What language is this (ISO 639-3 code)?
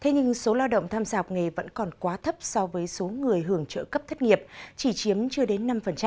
vie